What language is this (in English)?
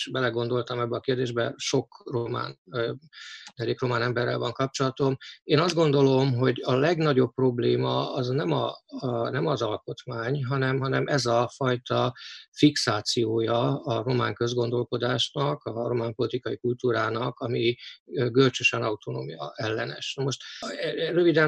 Hungarian